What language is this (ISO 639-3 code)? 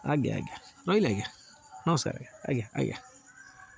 ori